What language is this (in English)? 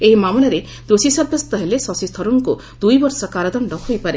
Odia